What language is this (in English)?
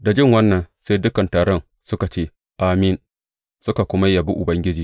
Hausa